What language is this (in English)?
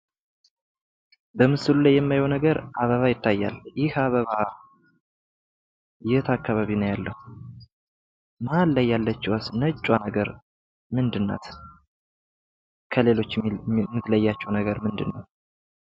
Amharic